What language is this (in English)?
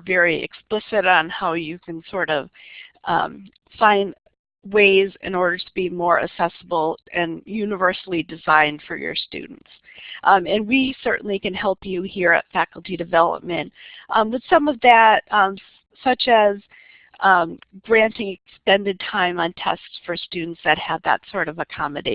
English